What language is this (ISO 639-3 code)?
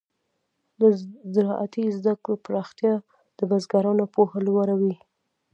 pus